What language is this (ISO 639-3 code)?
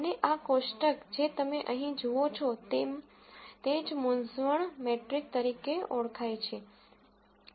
guj